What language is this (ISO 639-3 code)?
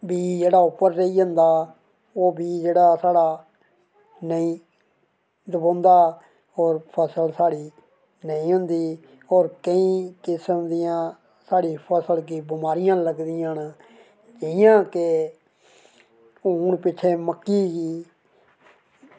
doi